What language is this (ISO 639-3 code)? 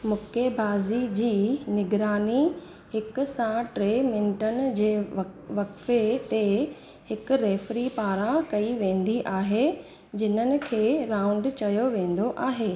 snd